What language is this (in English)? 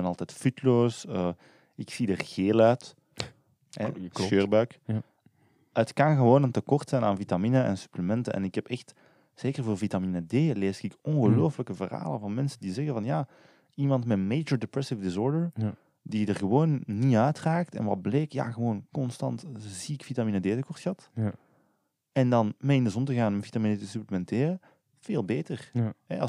Dutch